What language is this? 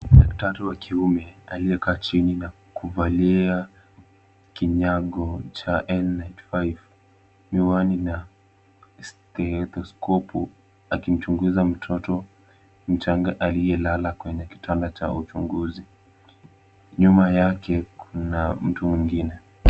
Swahili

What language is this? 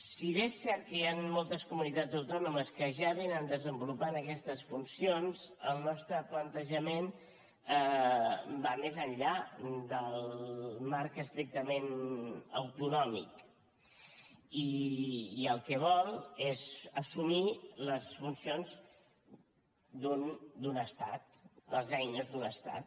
Catalan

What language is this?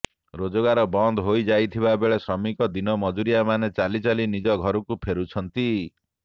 Odia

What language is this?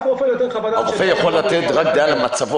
Hebrew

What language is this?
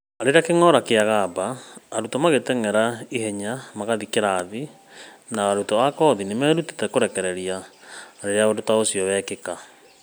Kikuyu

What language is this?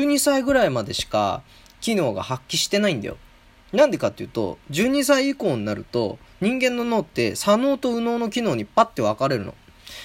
Japanese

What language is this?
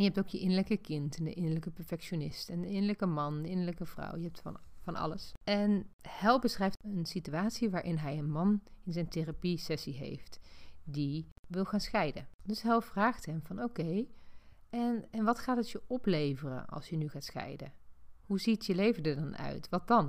Dutch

